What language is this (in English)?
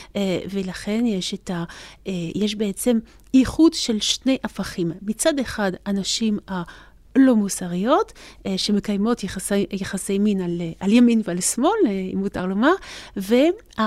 Hebrew